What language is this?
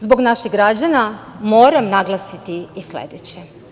Serbian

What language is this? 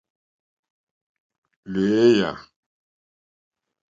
Mokpwe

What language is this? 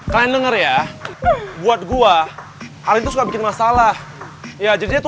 Indonesian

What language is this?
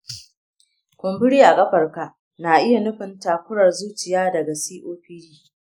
Hausa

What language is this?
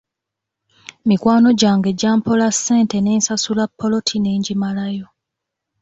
Ganda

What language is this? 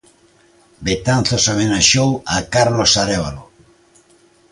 Galician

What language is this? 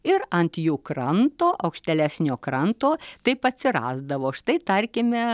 Lithuanian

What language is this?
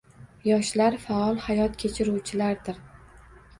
Uzbek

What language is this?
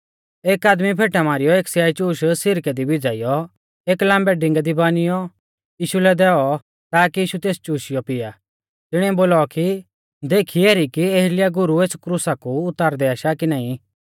Mahasu Pahari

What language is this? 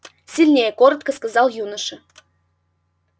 Russian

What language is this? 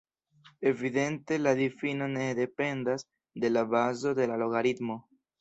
Esperanto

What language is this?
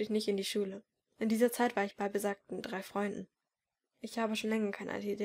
German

